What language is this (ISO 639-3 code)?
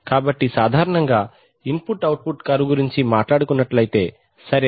tel